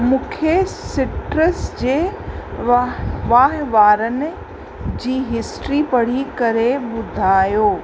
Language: Sindhi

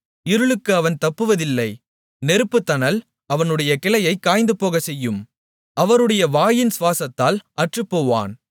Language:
Tamil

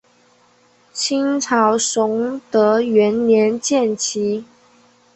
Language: Chinese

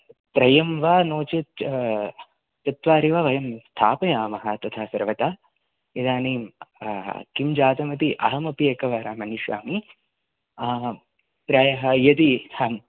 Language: Sanskrit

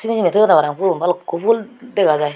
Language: Chakma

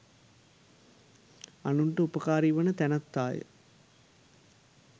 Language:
Sinhala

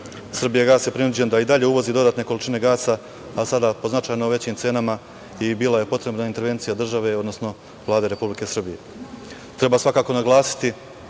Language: Serbian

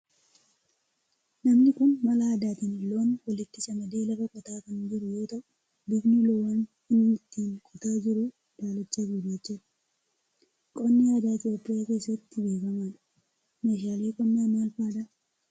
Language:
Oromo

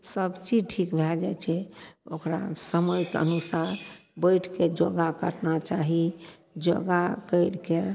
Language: Maithili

